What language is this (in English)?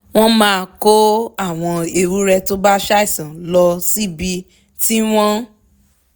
Yoruba